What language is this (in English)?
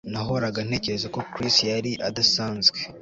Kinyarwanda